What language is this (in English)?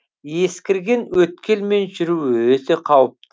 Kazakh